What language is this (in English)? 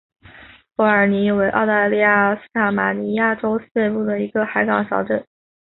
Chinese